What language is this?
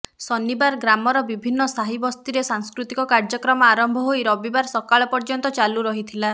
Odia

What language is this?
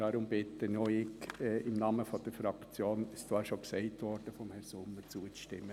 Swiss German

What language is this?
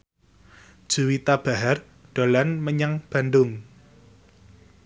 Javanese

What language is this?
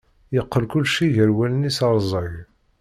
Kabyle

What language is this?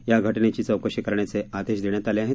Marathi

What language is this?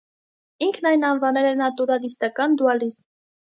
Armenian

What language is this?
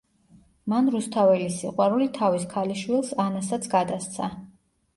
Georgian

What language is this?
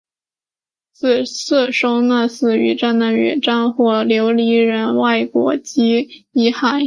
Chinese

